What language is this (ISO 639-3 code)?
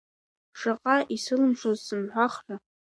abk